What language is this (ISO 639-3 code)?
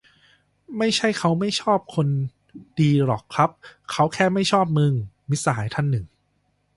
tha